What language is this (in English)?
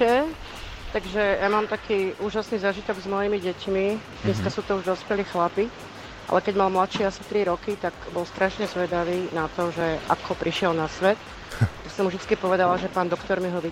Slovak